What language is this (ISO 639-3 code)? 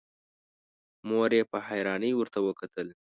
pus